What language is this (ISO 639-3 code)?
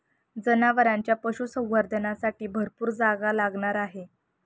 mar